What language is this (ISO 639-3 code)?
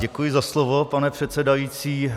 ces